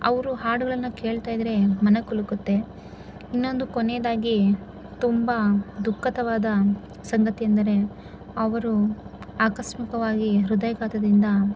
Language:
Kannada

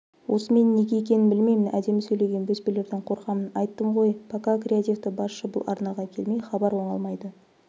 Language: Kazakh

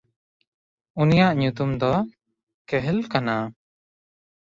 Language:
Santali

